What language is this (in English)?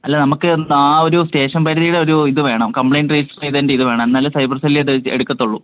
Malayalam